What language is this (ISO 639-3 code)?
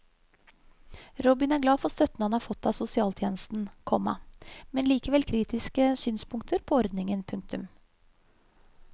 nor